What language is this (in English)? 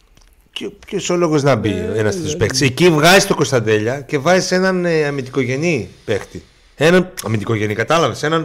Greek